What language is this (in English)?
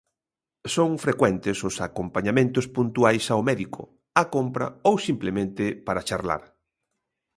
Galician